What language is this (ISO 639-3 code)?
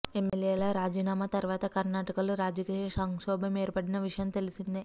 tel